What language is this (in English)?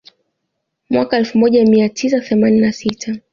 Swahili